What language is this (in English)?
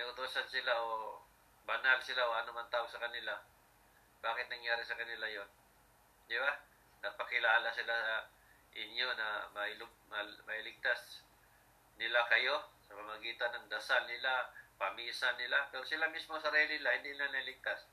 Filipino